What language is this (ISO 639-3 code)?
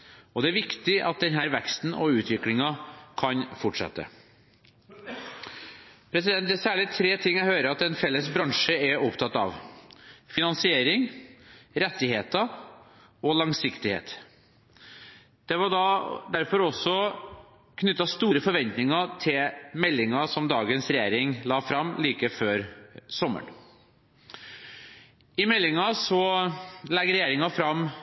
nob